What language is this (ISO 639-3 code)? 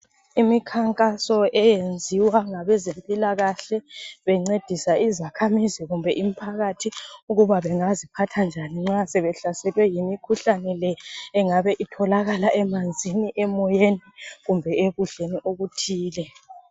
nde